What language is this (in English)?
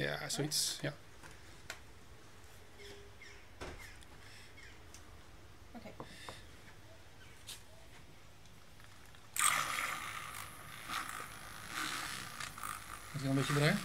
Dutch